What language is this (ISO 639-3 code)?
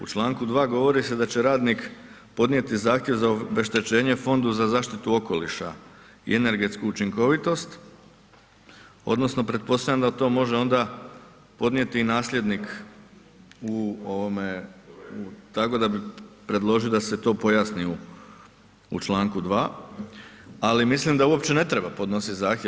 hrv